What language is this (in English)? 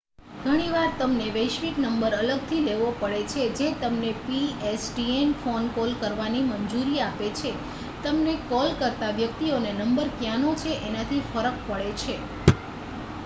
Gujarati